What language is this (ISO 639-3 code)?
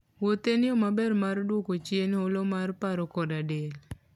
luo